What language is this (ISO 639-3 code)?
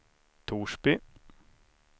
swe